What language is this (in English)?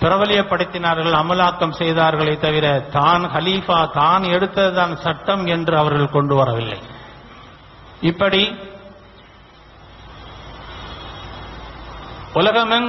Arabic